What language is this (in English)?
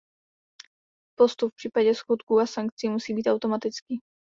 Czech